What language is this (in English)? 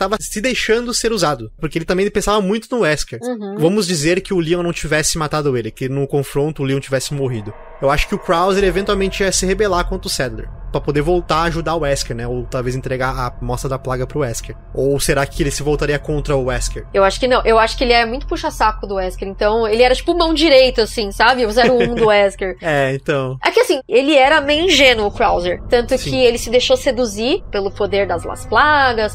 Portuguese